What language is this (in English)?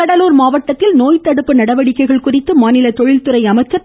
Tamil